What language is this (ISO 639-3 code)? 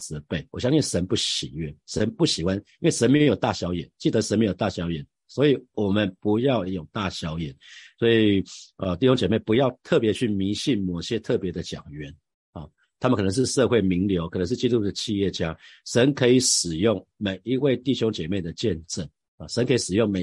zho